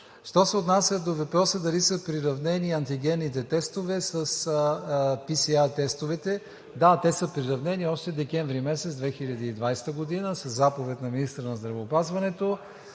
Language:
Bulgarian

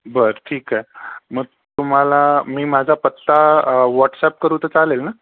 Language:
Marathi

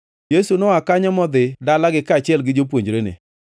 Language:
Luo (Kenya and Tanzania)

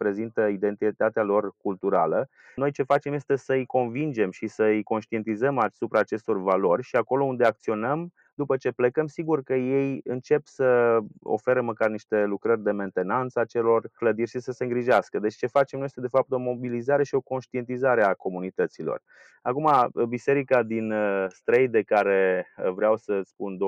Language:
Romanian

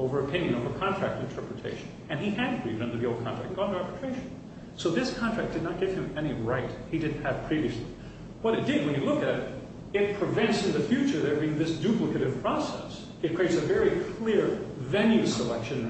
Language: English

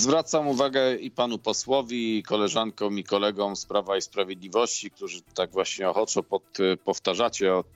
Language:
Polish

